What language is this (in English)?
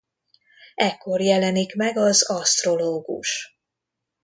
Hungarian